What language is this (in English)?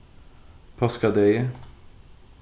Faroese